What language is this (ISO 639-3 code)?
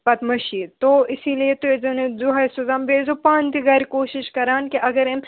kas